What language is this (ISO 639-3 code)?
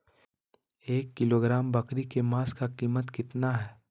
mag